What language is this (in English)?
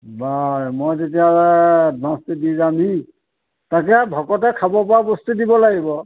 Assamese